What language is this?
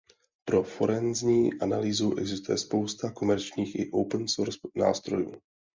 Czech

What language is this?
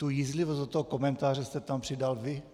Czech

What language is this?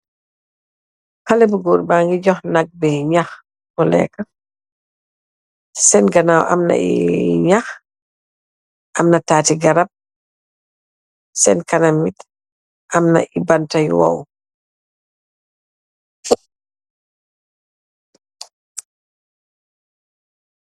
Wolof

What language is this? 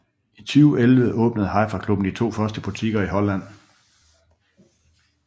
Danish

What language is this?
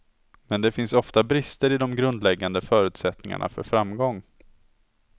Swedish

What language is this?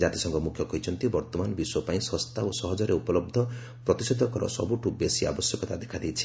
Odia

